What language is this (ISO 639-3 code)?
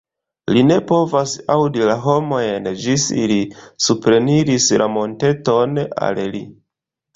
epo